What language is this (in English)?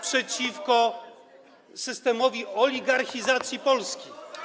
Polish